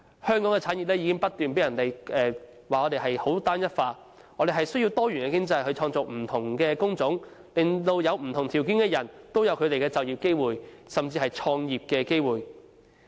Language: Cantonese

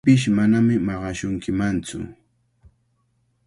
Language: Cajatambo North Lima Quechua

